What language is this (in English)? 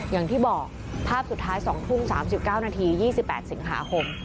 Thai